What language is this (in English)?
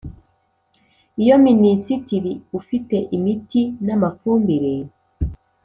Kinyarwanda